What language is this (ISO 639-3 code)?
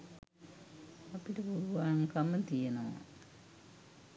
sin